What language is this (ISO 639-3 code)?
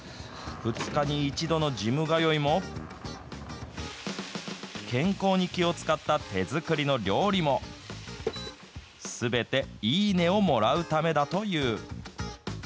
jpn